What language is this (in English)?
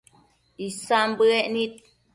Matsés